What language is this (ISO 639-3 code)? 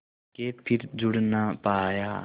hin